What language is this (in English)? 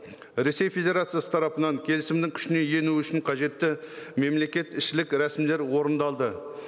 Kazakh